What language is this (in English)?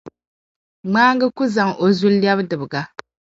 Dagbani